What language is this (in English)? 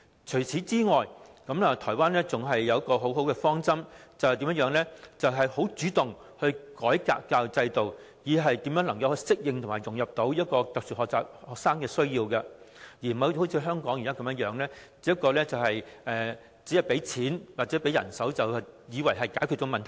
Cantonese